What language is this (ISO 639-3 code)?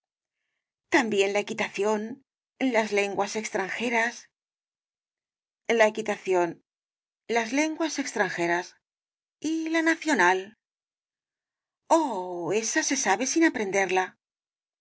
spa